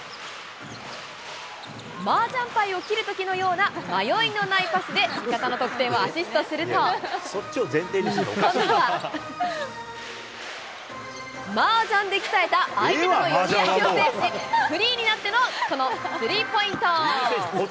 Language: Japanese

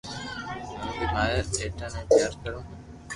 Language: Loarki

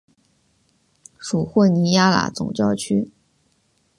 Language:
Chinese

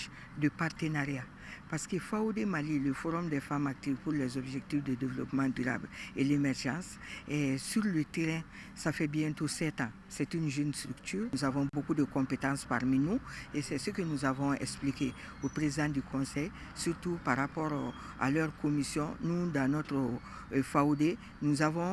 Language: French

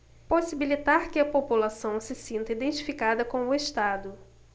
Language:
Portuguese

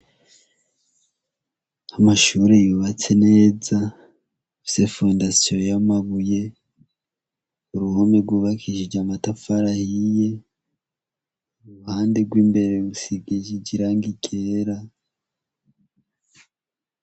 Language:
Rundi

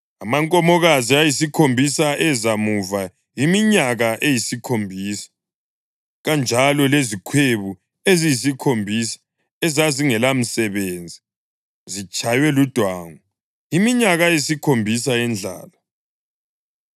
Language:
North Ndebele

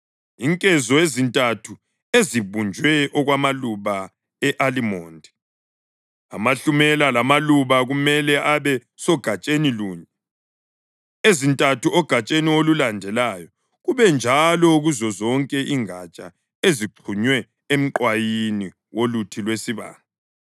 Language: North Ndebele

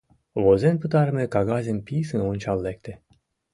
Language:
Mari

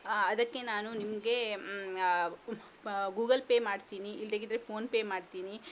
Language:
Kannada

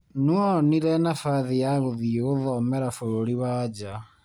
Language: Kikuyu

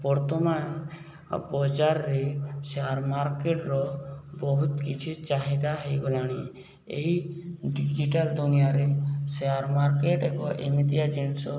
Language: Odia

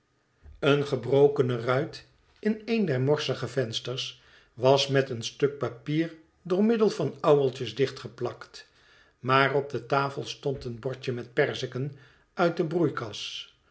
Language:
Dutch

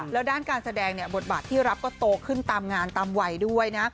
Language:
Thai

